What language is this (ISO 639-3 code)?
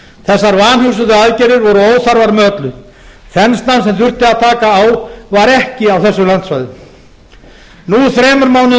isl